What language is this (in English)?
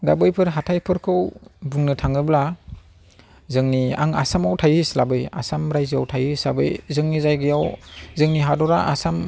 Bodo